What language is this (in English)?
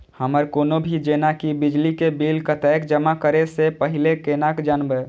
Maithili